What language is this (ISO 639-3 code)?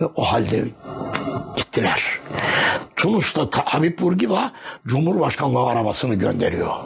tur